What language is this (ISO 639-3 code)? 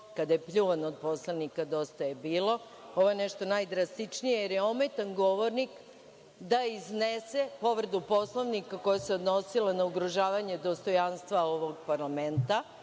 srp